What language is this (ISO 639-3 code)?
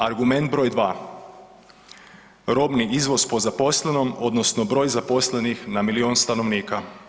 hrv